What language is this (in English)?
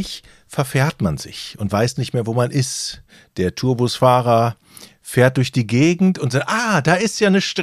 German